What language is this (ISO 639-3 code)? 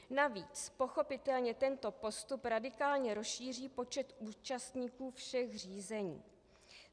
ces